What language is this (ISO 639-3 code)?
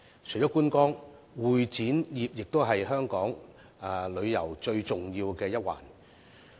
yue